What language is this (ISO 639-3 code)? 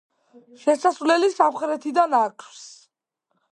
kat